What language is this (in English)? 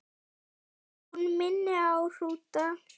Icelandic